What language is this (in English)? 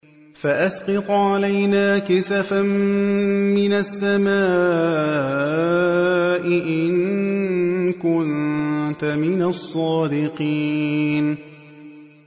Arabic